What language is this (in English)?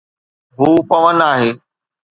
Sindhi